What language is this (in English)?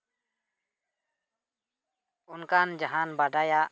Santali